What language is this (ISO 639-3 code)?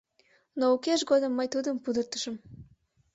chm